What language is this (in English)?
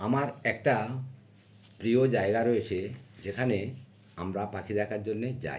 Bangla